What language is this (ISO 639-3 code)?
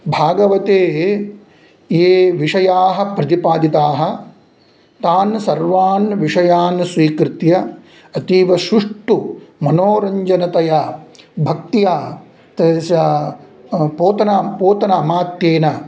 san